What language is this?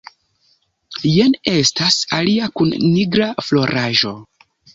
Esperanto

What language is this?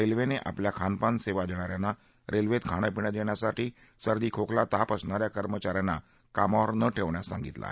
Marathi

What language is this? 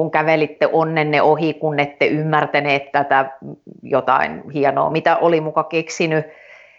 Finnish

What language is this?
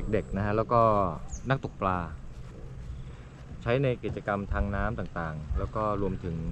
Thai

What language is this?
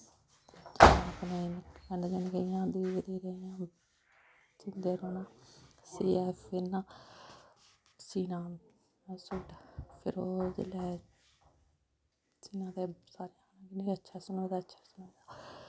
Dogri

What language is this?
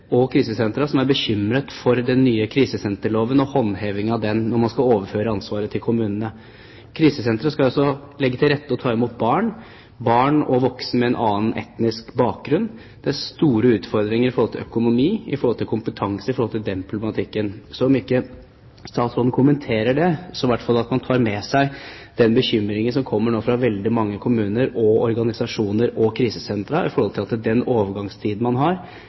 Norwegian Bokmål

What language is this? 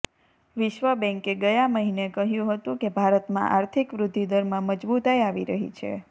Gujarati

